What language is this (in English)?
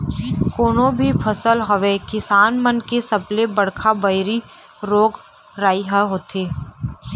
Chhattisgarhi